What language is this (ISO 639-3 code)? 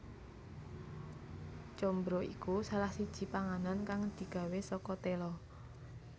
jav